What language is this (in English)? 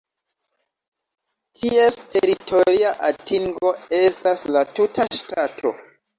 Esperanto